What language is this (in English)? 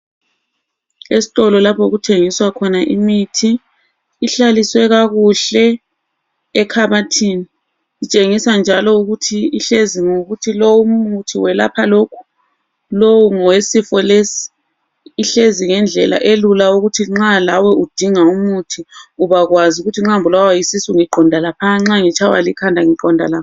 North Ndebele